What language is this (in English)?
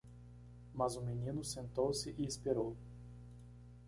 Portuguese